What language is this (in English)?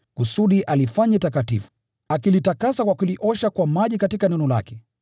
Swahili